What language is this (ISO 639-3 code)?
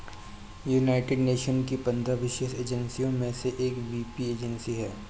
hin